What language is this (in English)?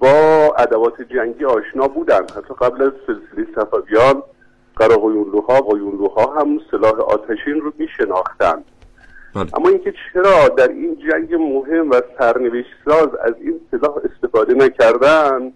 Persian